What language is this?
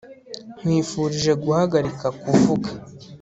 Kinyarwanda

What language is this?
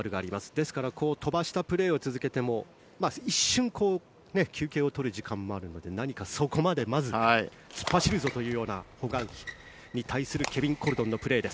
Japanese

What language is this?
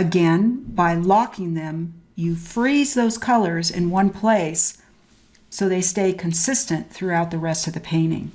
English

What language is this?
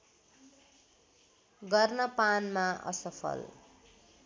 Nepali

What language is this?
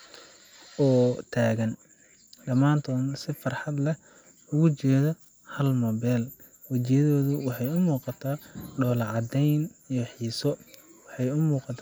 Somali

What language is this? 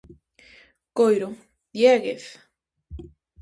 Galician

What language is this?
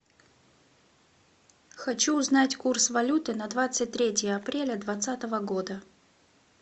Russian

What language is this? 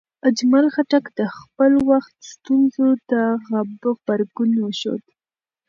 Pashto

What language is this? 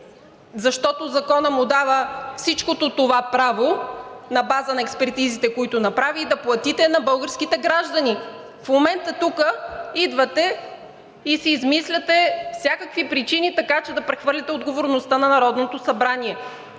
Bulgarian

